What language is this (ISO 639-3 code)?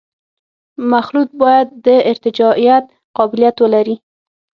pus